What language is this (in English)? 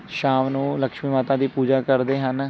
Punjabi